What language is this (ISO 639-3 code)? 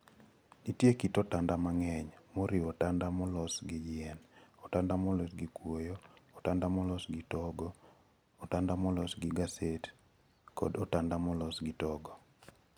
luo